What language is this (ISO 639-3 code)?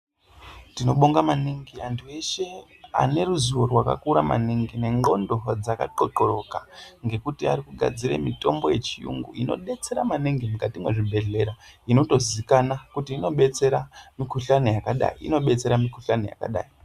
ndc